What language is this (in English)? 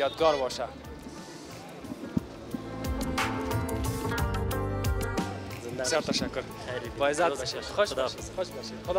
Persian